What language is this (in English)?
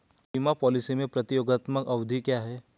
Hindi